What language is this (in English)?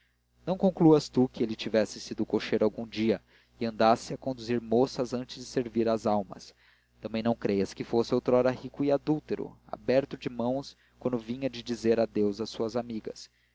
Portuguese